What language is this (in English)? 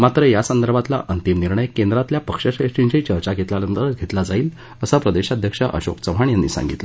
Marathi